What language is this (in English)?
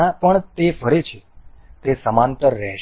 Gujarati